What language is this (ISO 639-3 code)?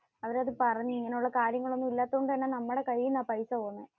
mal